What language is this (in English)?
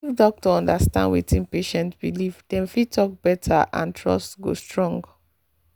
Nigerian Pidgin